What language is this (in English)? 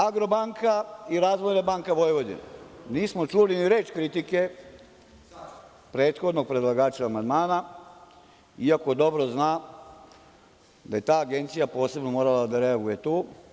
Serbian